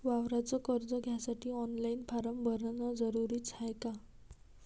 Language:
Marathi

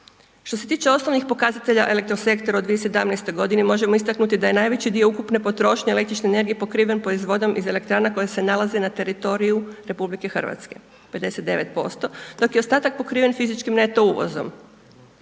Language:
Croatian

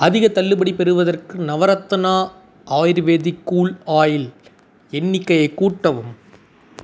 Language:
Tamil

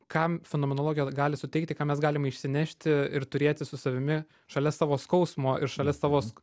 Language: Lithuanian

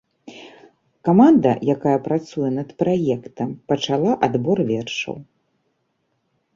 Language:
Belarusian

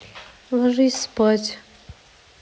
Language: Russian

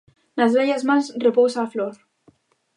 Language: Galician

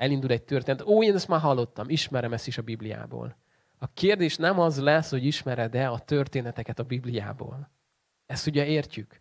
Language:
Hungarian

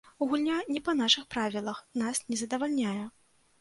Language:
Belarusian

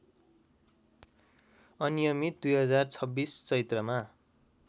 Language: Nepali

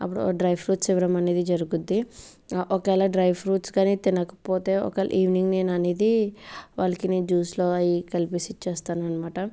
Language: Telugu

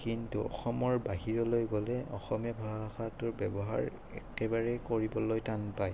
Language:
Assamese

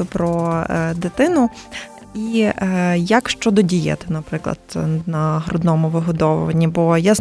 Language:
Ukrainian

